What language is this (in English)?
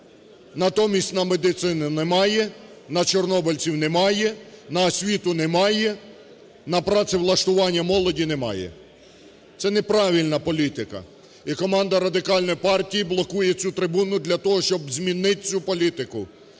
Ukrainian